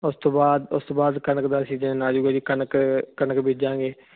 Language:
Punjabi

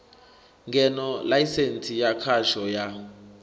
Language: Venda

